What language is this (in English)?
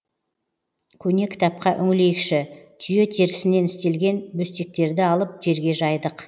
Kazakh